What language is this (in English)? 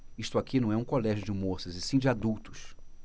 Portuguese